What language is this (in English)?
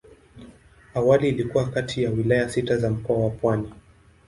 Swahili